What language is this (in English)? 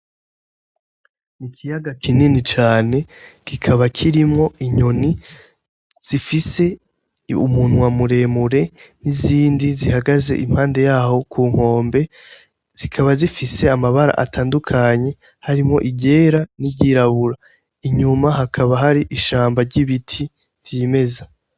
Rundi